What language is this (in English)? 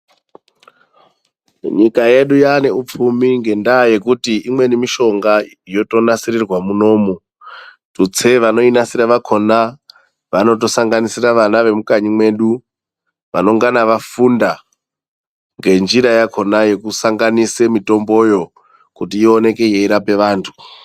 Ndau